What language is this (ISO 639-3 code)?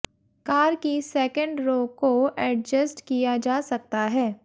hin